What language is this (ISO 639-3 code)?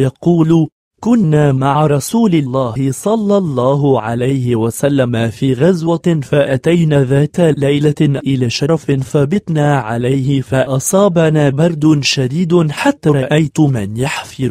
ara